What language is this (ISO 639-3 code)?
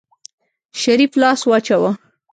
pus